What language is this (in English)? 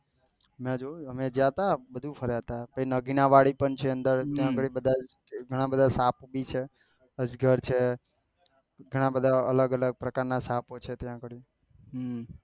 Gujarati